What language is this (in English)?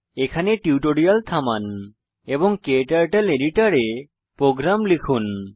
Bangla